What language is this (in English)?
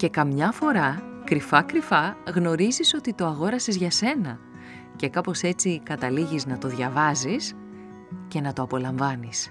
Greek